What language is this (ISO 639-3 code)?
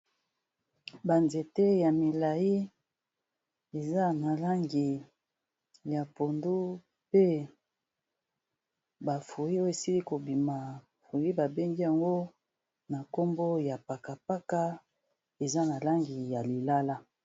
lin